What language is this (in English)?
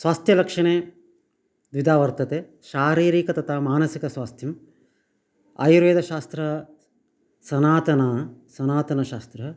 Sanskrit